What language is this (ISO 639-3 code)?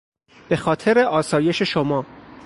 fas